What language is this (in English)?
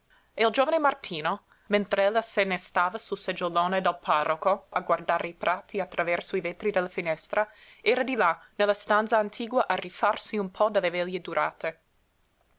Italian